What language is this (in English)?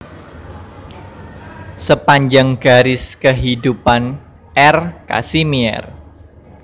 Javanese